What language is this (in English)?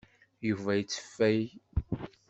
Kabyle